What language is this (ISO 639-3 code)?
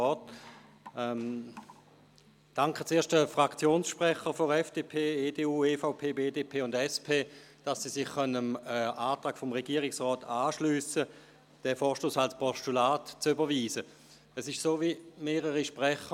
gsw